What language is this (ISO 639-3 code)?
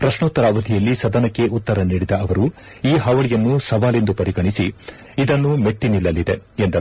kan